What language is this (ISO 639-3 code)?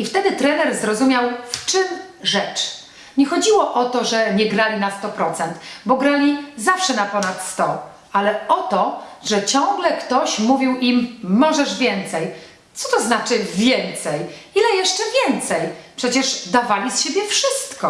pol